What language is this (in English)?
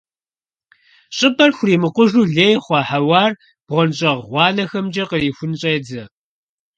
Kabardian